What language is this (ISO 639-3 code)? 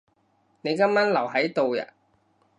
yue